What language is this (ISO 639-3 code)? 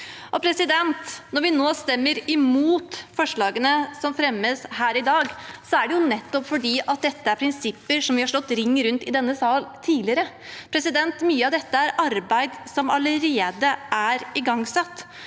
nor